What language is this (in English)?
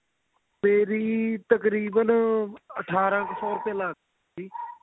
Punjabi